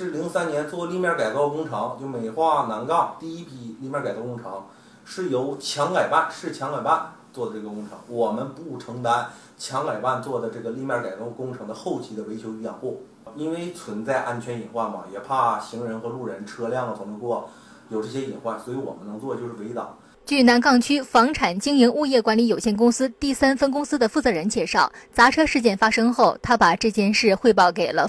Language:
Chinese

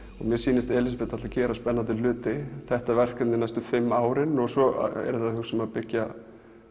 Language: Icelandic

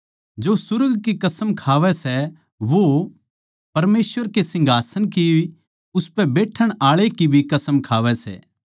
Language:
Haryanvi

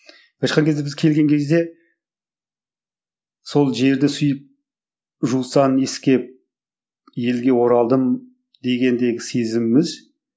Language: Kazakh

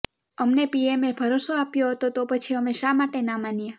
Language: Gujarati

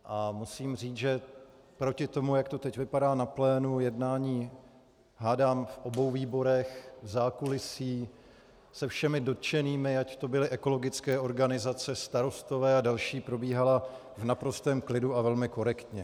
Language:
Czech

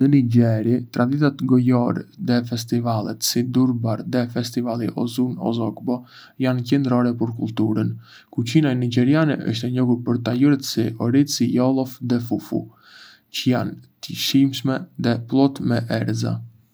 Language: Arbëreshë Albanian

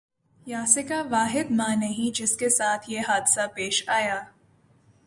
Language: Urdu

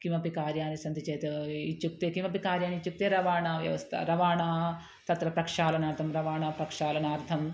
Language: Sanskrit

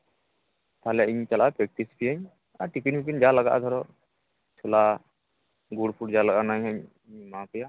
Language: Santali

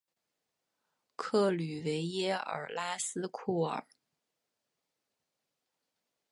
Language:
Chinese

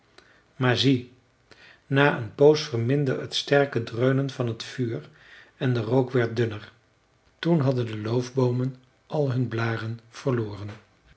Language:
Dutch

